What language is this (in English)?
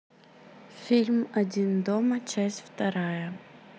Russian